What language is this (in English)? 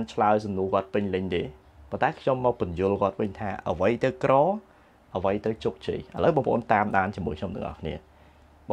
Thai